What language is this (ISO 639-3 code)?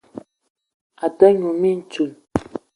eto